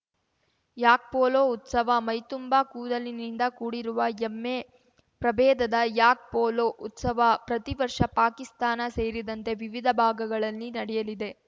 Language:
Kannada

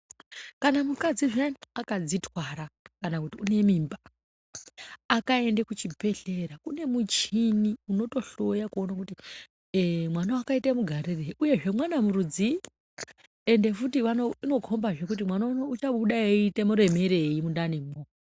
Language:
Ndau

